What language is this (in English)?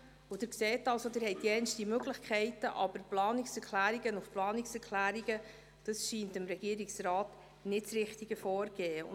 Swiss German